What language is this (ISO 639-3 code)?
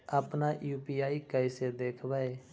mag